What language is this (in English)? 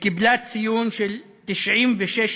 Hebrew